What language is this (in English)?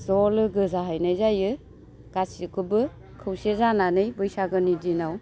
Bodo